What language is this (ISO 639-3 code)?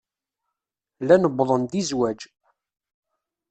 kab